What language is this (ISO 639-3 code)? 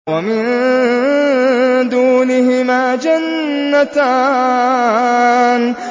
ara